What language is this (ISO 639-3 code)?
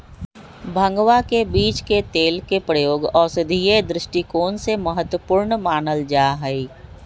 mag